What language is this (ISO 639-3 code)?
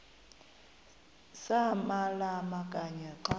xho